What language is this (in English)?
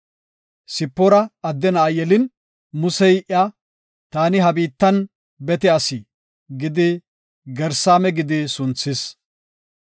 Gofa